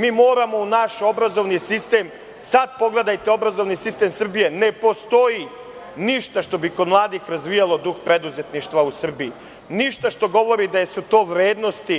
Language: Serbian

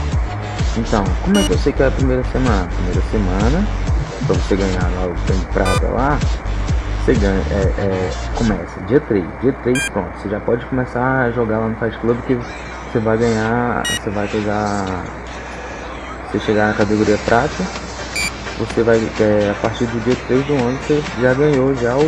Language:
Portuguese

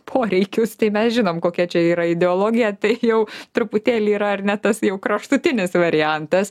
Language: Lithuanian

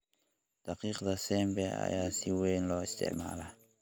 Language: Somali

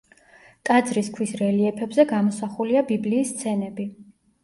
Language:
Georgian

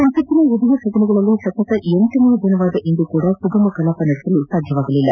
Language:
Kannada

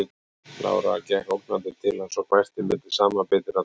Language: Icelandic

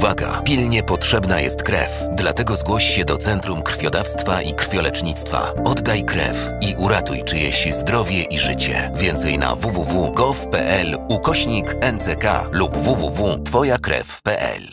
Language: Polish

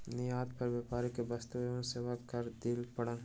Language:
Maithili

